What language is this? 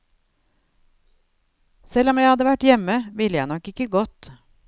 Norwegian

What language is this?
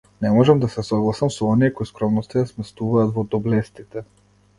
Macedonian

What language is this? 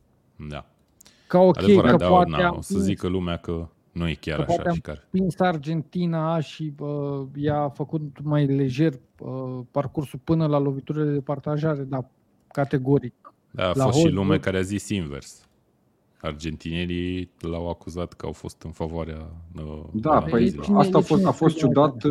Romanian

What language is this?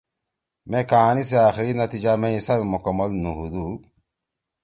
Torwali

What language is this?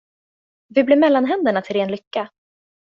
Swedish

